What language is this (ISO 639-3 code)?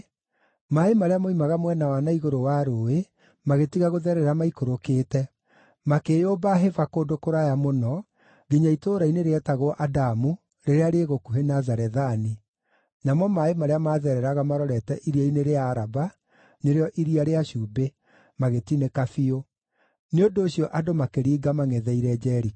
kik